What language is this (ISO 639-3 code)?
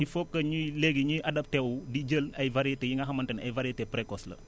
wol